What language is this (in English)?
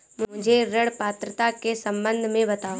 Hindi